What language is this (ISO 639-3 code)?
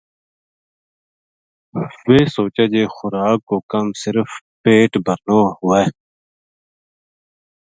gju